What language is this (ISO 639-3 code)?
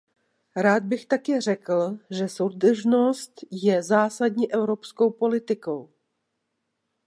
ces